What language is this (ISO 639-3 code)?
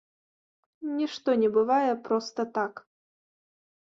bel